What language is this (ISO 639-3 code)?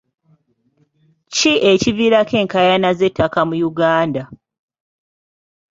lug